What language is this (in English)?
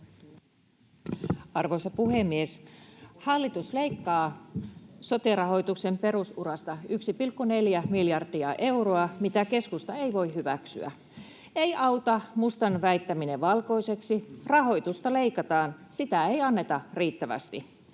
Finnish